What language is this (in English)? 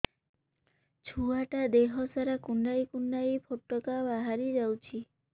Odia